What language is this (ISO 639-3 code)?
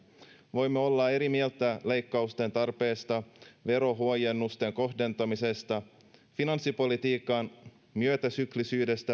fin